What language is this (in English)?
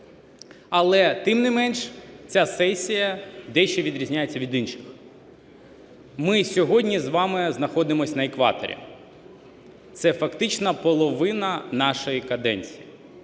Ukrainian